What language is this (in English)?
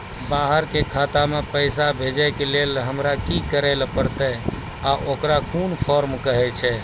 Maithili